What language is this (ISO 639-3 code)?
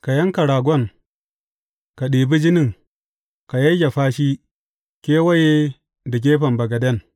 hau